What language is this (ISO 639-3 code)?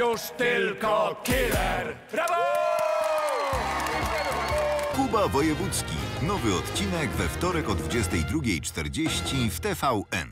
pol